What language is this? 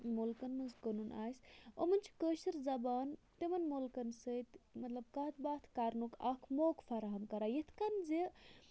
Kashmiri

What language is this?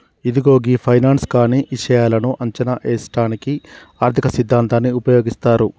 Telugu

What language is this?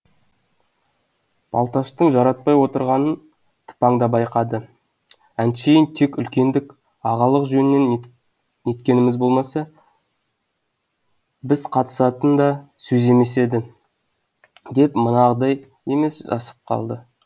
Kazakh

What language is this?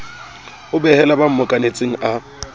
Southern Sotho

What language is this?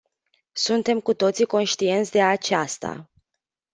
Romanian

